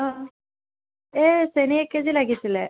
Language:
Assamese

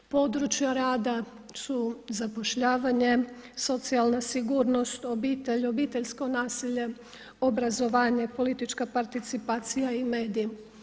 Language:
Croatian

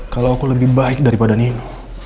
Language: Indonesian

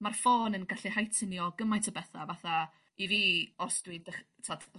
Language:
Welsh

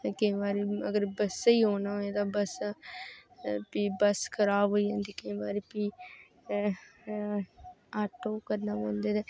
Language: Dogri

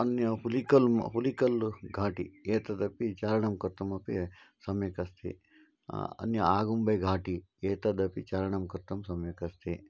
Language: Sanskrit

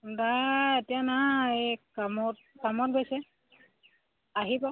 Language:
Assamese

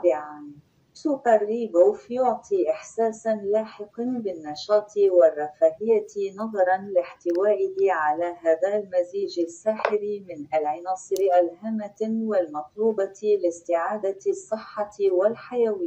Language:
Arabic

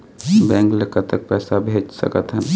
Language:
Chhattisgarhi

